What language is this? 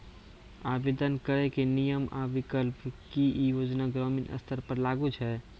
Maithili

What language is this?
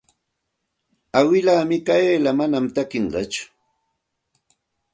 Santa Ana de Tusi Pasco Quechua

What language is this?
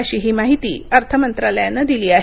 Marathi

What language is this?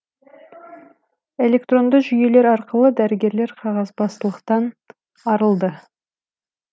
Kazakh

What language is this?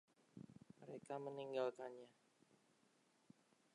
Indonesian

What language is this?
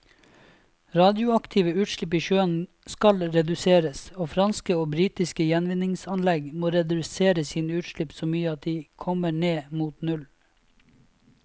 Norwegian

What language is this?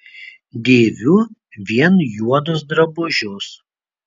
Lithuanian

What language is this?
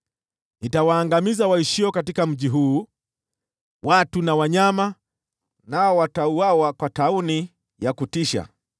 Swahili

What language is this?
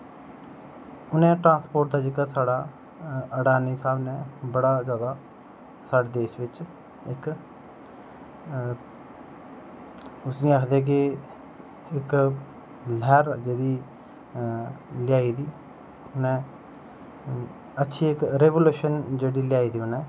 Dogri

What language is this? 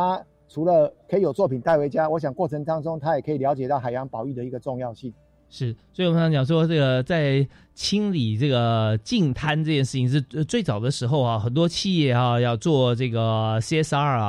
Chinese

